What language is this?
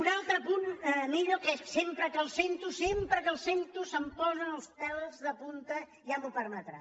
Catalan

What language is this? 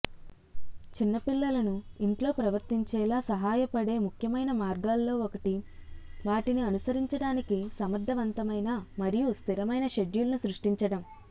Telugu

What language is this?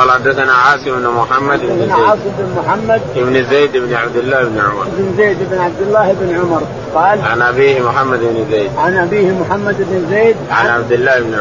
Arabic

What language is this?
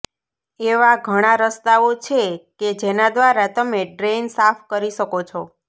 Gujarati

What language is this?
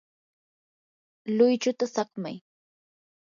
Yanahuanca Pasco Quechua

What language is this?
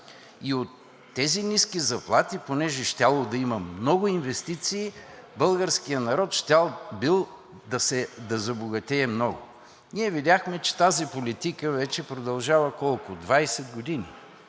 Bulgarian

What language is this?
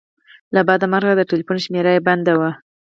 Pashto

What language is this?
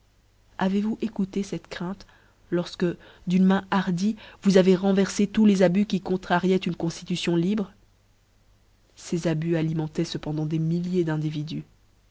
French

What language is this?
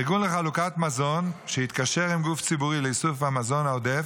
Hebrew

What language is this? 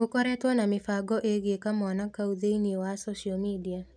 Kikuyu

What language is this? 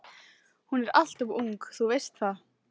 Icelandic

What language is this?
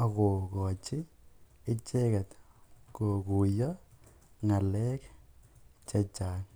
Kalenjin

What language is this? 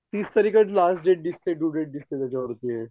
Marathi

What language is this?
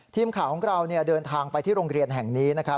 Thai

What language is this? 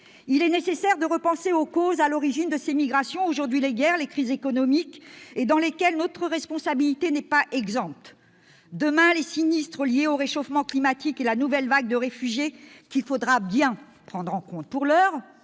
French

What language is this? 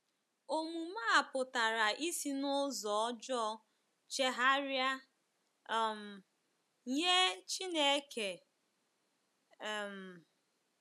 Igbo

